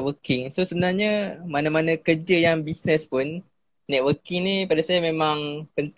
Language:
Malay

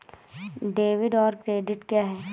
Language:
Hindi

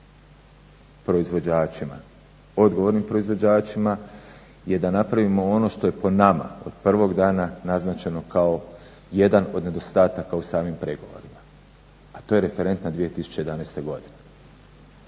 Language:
Croatian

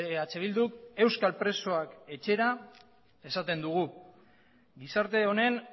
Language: Basque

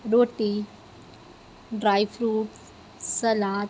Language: Urdu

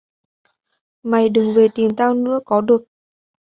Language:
Vietnamese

